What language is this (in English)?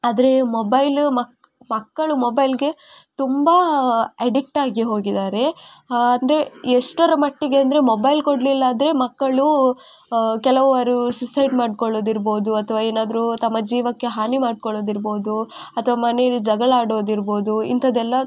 Kannada